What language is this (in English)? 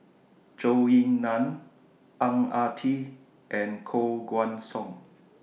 English